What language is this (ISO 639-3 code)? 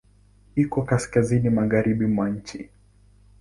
swa